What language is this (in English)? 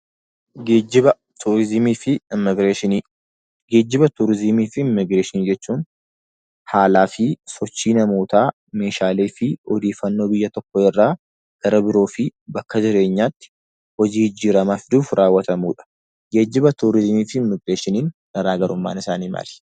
Oromo